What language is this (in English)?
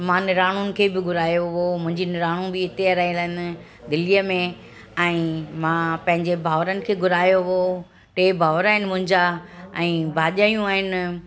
Sindhi